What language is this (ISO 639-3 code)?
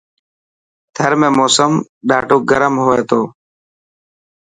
mki